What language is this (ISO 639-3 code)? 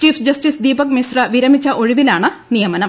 mal